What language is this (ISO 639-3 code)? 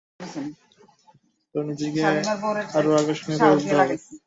ben